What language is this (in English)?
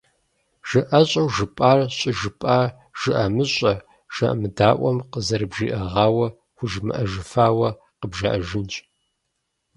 Kabardian